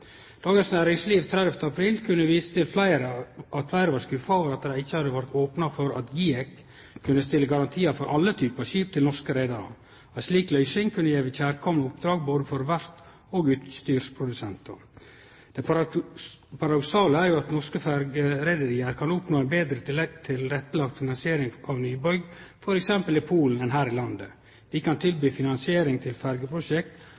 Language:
Norwegian Nynorsk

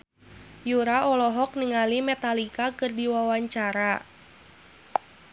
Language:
Sundanese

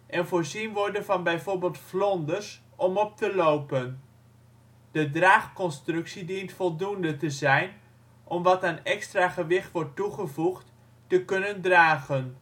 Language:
Dutch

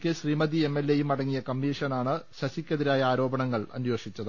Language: Malayalam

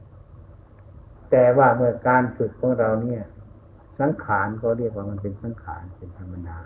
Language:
Thai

